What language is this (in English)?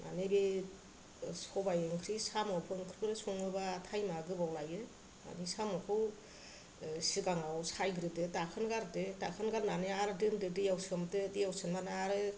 Bodo